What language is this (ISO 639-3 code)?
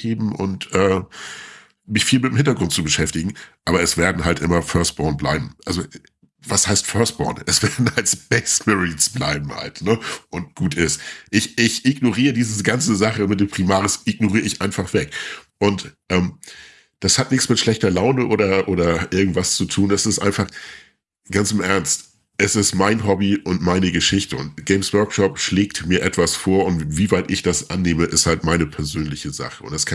deu